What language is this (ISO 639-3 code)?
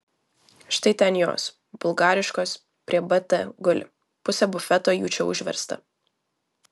lit